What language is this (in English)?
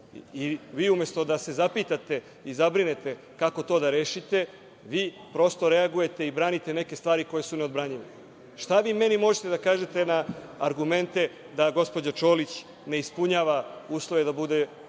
Serbian